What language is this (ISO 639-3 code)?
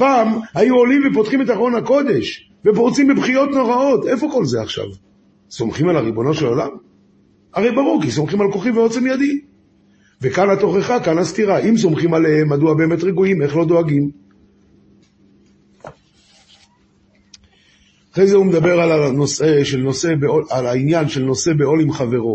heb